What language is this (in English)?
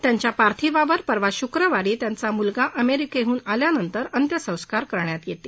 Marathi